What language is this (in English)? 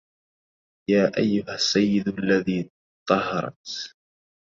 Arabic